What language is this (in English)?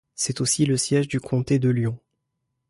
French